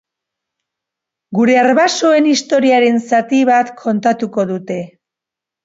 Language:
Basque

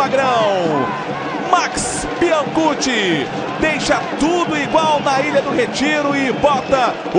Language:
Portuguese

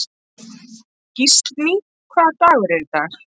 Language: Icelandic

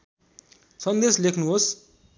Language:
Nepali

